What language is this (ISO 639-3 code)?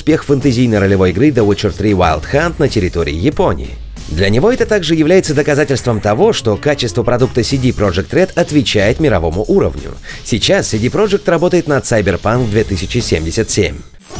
rus